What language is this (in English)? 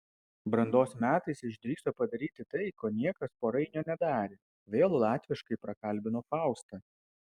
Lithuanian